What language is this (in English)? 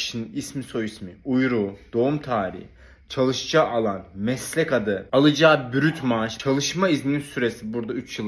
Turkish